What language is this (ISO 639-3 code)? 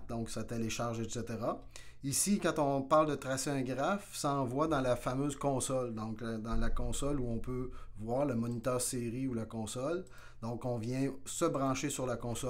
fra